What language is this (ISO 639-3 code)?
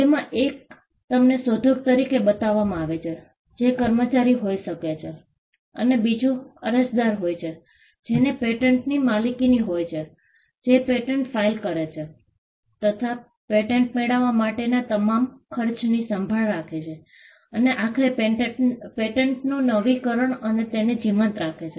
guj